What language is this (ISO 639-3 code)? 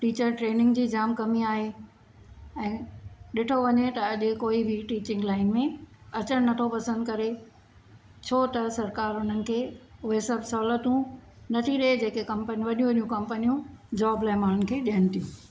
snd